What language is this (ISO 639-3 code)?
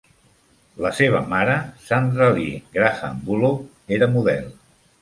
cat